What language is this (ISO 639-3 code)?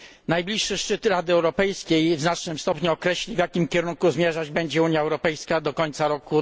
pol